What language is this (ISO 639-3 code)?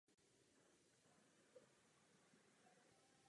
ces